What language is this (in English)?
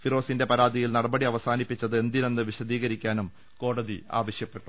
Malayalam